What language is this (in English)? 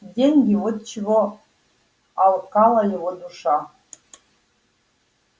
Russian